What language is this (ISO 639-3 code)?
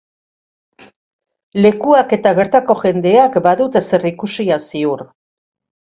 eus